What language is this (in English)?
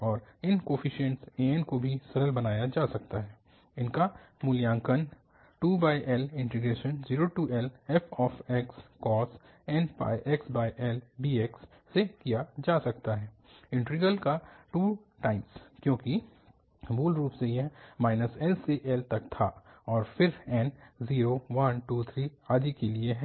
Hindi